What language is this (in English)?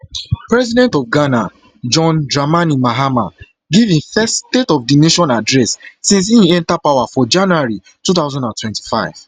Nigerian Pidgin